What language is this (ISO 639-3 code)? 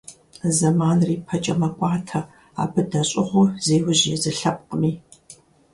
kbd